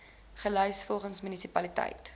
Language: Afrikaans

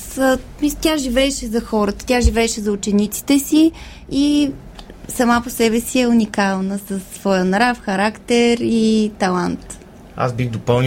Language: Bulgarian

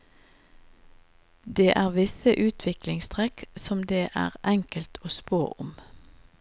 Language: Norwegian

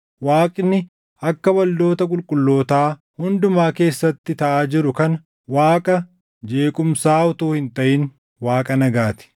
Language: Oromo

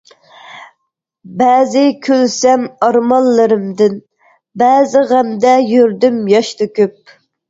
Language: Uyghur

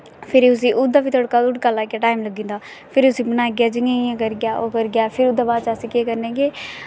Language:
Dogri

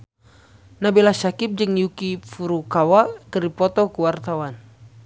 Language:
Sundanese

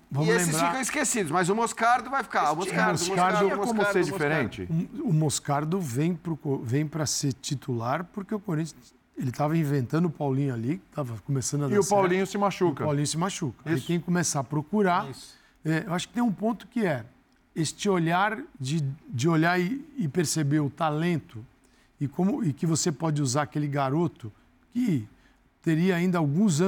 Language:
Portuguese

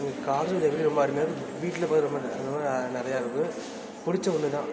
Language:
Tamil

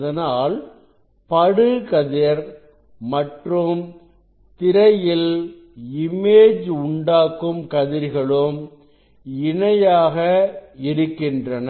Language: Tamil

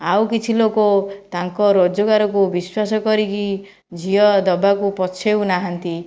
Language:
Odia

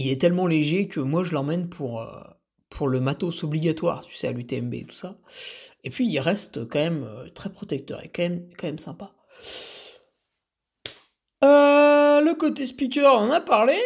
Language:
French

